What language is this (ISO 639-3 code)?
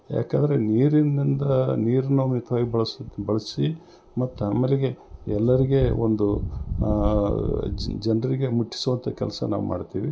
kan